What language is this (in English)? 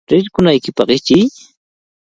Cajatambo North Lima Quechua